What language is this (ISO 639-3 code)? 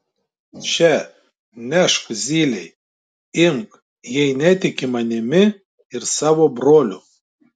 lit